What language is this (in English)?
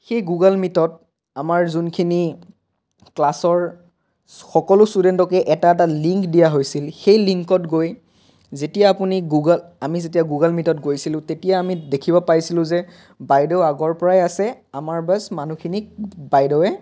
Assamese